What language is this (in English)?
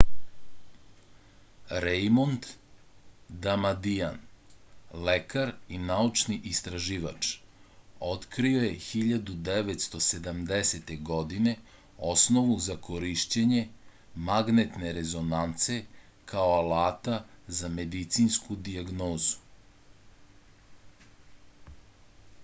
Serbian